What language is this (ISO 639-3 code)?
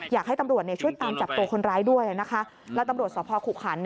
tha